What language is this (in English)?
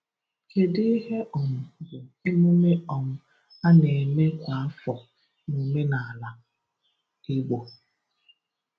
Igbo